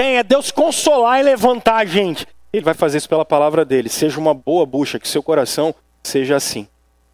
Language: Portuguese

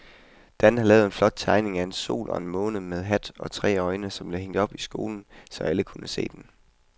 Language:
Danish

